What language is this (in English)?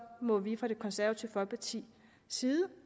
Danish